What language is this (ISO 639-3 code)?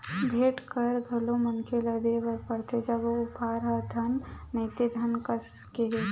hne